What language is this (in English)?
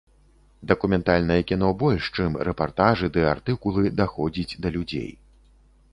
Belarusian